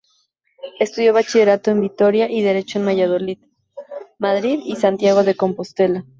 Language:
Spanish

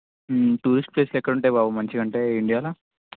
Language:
Telugu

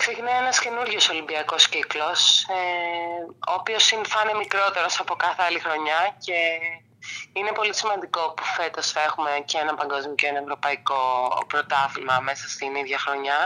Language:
Greek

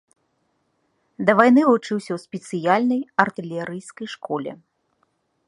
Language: Belarusian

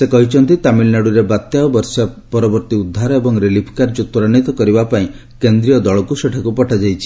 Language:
Odia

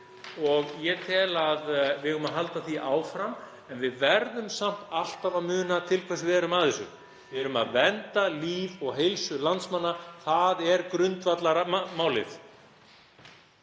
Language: Icelandic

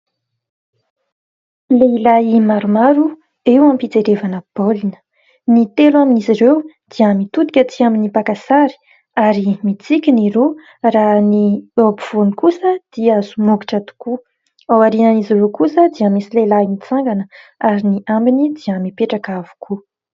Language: Malagasy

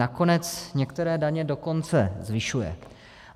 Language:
Czech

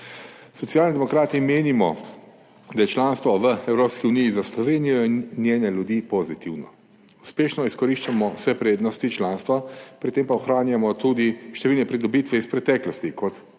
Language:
Slovenian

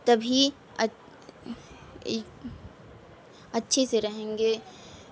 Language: Urdu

